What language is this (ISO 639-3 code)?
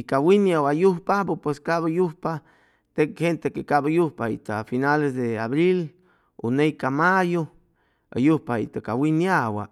zoh